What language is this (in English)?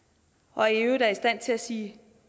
Danish